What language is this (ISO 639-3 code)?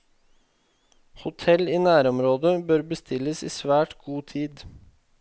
nor